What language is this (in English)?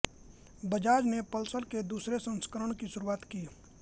Hindi